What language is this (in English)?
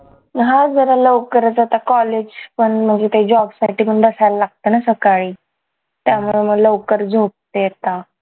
Marathi